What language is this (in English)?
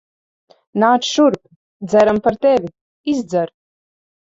Latvian